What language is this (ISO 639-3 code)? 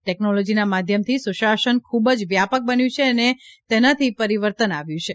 guj